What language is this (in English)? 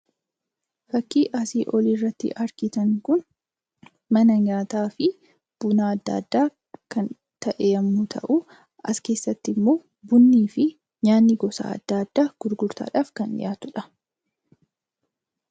Oromo